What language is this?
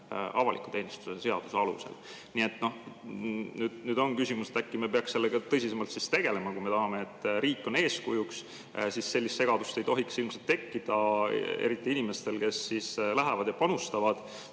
Estonian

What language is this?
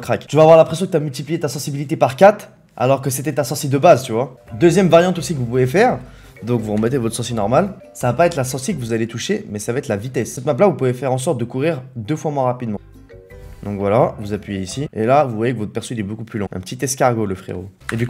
French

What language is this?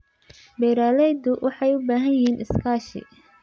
Somali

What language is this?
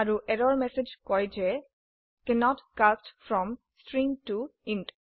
Assamese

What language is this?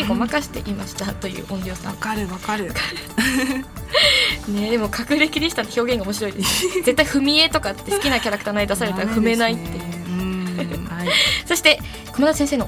Japanese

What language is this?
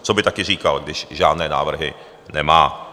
Czech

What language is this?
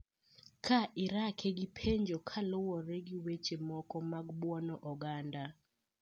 Luo (Kenya and Tanzania)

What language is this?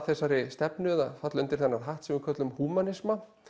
Icelandic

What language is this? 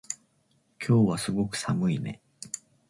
Japanese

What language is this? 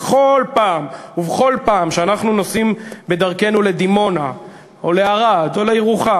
Hebrew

